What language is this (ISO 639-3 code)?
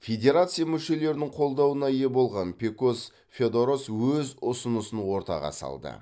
kaz